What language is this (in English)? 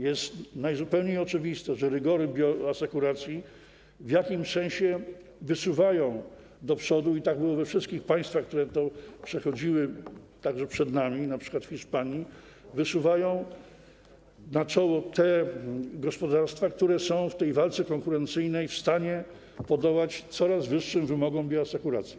Polish